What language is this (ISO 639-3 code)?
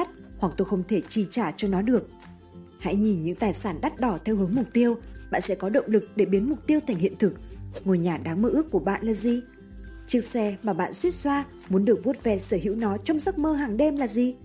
vie